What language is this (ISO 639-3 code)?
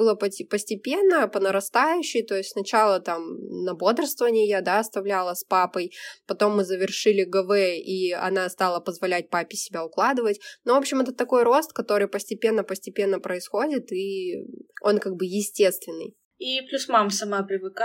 rus